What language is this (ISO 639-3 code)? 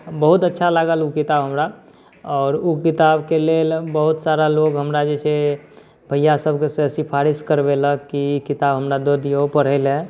mai